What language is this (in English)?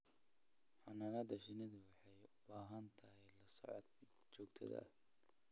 Somali